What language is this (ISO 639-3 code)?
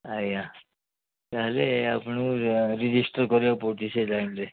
ori